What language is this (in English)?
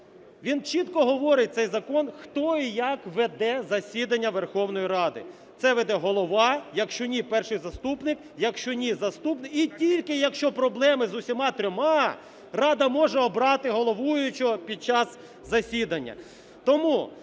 Ukrainian